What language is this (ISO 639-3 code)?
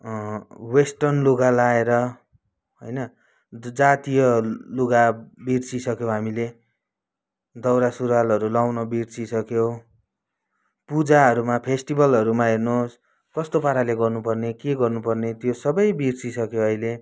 nep